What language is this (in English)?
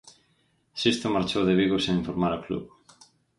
Galician